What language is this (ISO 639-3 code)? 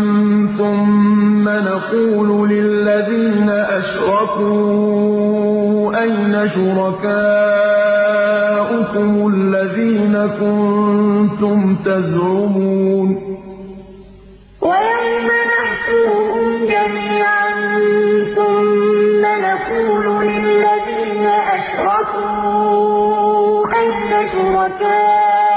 ara